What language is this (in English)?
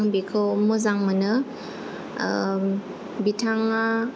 Bodo